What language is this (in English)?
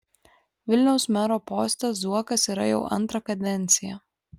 Lithuanian